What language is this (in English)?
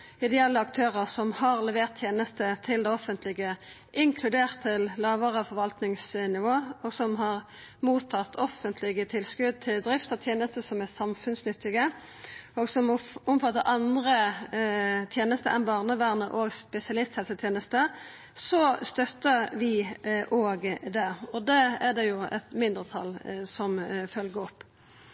Norwegian Nynorsk